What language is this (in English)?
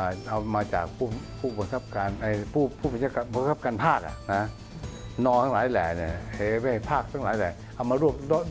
Thai